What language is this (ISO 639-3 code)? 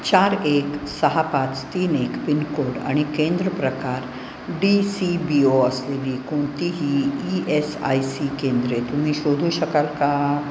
mar